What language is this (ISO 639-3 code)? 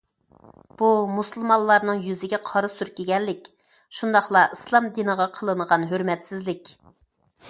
uig